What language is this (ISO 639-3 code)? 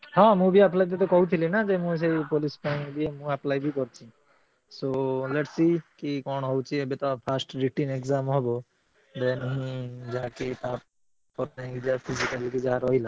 ori